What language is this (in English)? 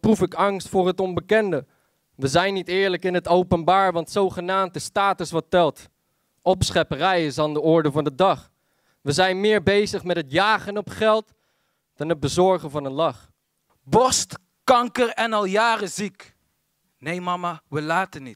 Dutch